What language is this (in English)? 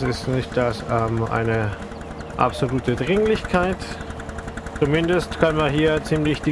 German